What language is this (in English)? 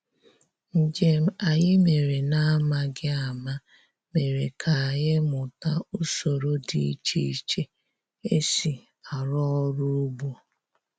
Igbo